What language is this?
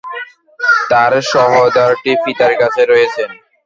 Bangla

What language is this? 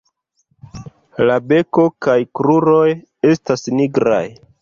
Esperanto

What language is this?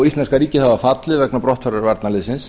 Icelandic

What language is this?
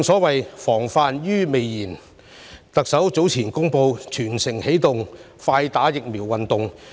Cantonese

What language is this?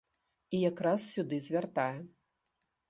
Belarusian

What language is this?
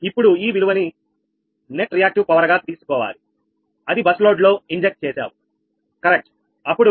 Telugu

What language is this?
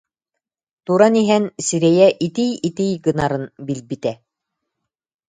Yakut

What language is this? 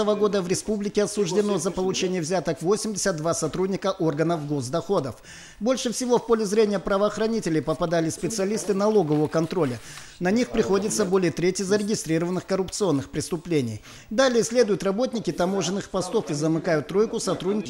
Russian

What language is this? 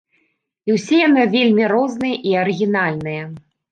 Belarusian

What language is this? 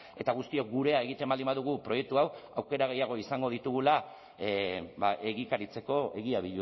Basque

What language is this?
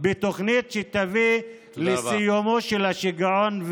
Hebrew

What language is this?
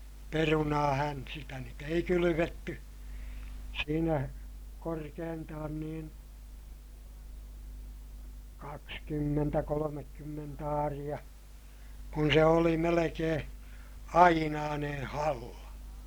Finnish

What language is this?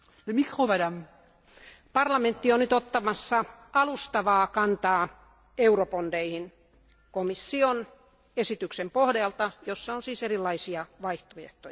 Finnish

